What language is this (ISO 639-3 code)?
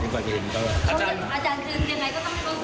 tha